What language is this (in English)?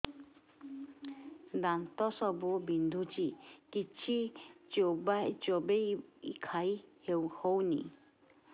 Odia